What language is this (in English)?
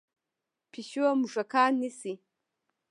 Pashto